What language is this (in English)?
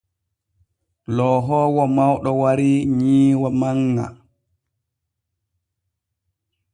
Borgu Fulfulde